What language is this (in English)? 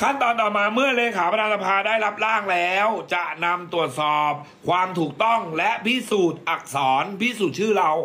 Thai